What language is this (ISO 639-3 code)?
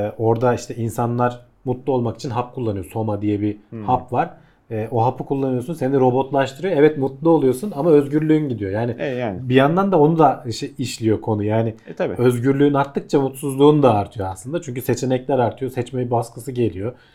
tur